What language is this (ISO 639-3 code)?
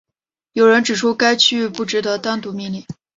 zho